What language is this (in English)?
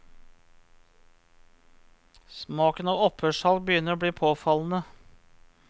Norwegian